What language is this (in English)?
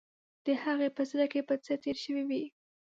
Pashto